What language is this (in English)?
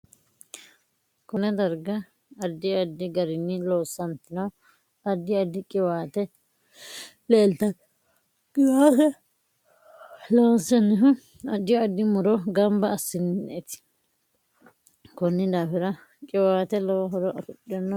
Sidamo